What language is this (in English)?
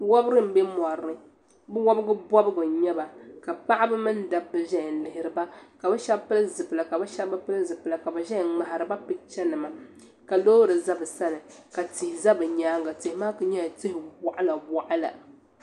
Dagbani